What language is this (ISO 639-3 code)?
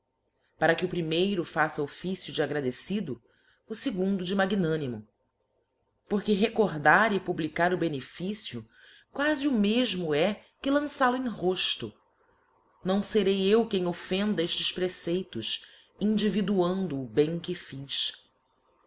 por